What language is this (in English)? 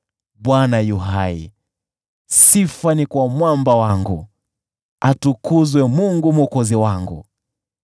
Swahili